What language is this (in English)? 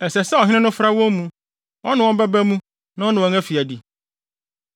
Akan